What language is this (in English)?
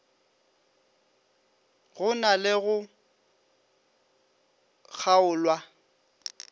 Northern Sotho